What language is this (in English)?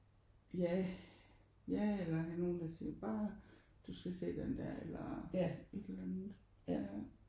Danish